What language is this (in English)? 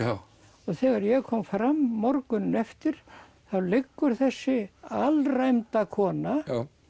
Icelandic